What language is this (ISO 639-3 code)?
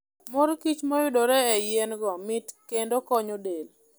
luo